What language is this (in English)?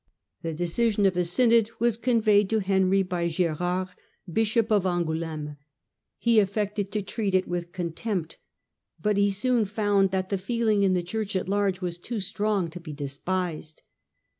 English